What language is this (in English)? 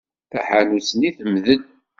Kabyle